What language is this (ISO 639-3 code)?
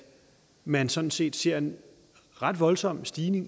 dan